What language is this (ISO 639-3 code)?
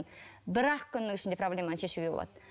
kaz